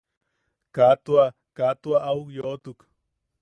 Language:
Yaqui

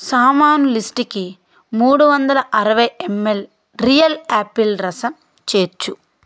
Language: Telugu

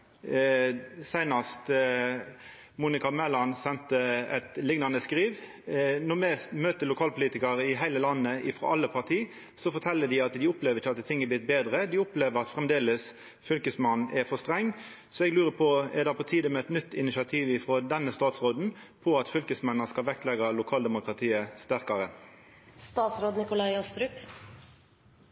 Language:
Norwegian Nynorsk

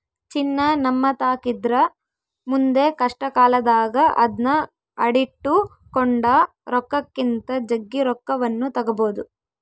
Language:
Kannada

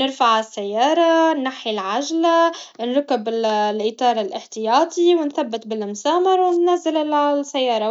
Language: Tunisian Arabic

